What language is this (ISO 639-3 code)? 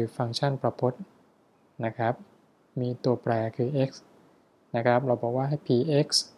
tha